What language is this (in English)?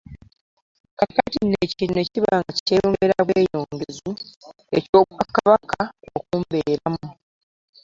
Ganda